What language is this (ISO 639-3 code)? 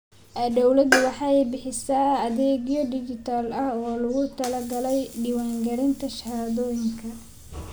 som